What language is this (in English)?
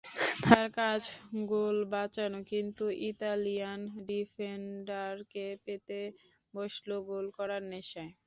Bangla